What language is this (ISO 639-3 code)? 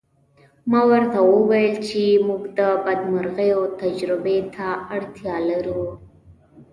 pus